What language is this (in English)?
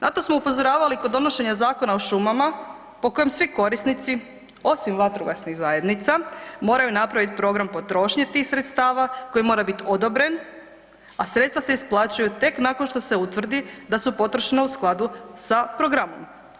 Croatian